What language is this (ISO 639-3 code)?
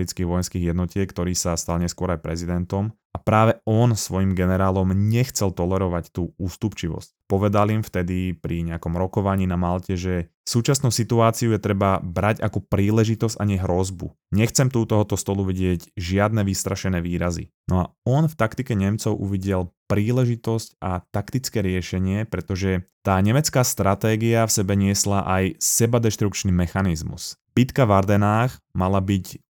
slk